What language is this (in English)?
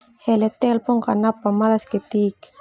Termanu